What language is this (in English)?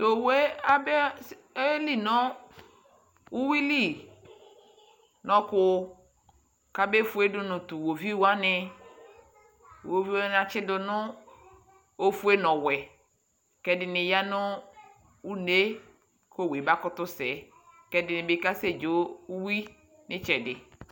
Ikposo